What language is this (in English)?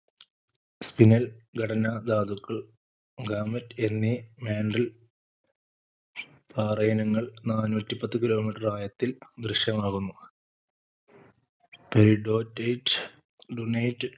Malayalam